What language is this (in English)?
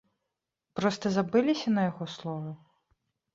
Belarusian